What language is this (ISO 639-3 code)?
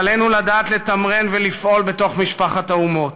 heb